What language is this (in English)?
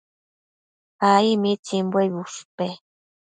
Matsés